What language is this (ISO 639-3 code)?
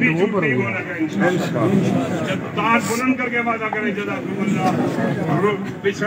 ron